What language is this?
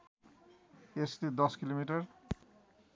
Nepali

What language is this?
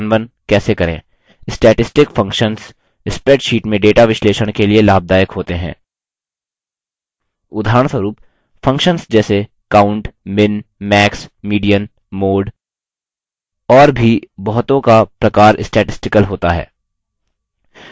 Hindi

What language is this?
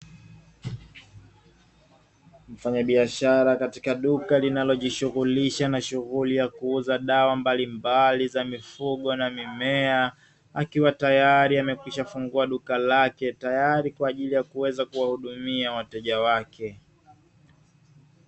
Swahili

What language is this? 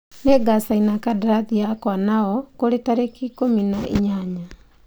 Kikuyu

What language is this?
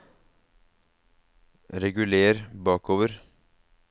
Norwegian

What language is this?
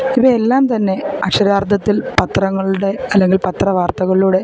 Malayalam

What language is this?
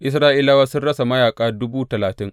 Hausa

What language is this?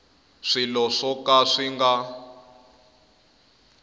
Tsonga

